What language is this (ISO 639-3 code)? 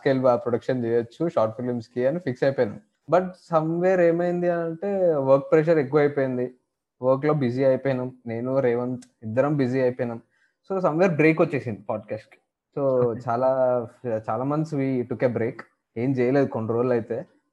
tel